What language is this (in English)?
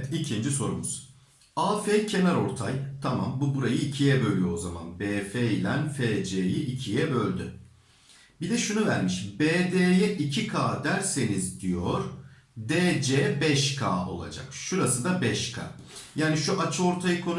Turkish